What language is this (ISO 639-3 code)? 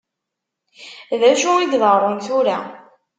kab